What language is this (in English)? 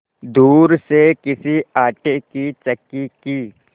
Hindi